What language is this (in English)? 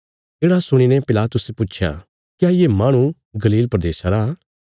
Bilaspuri